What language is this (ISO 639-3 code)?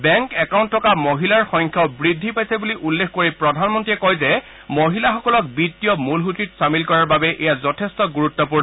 asm